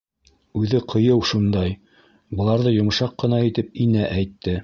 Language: Bashkir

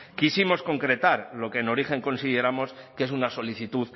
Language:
Spanish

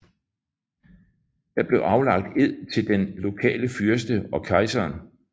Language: Danish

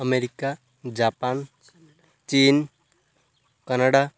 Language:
Odia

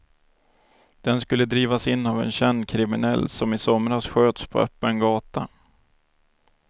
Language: Swedish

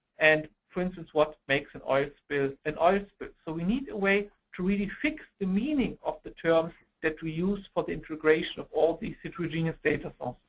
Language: English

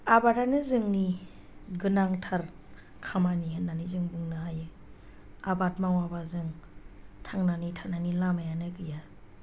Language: Bodo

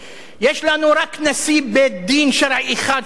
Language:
Hebrew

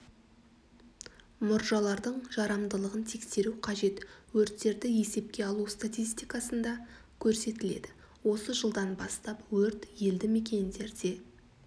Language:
Kazakh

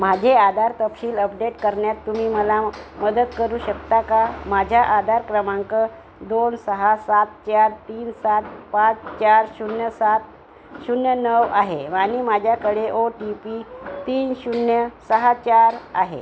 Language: Marathi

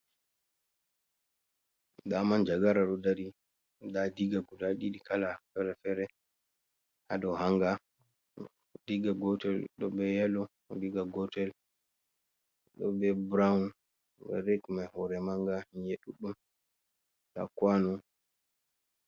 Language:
Fula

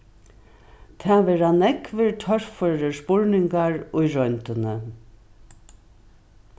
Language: Faroese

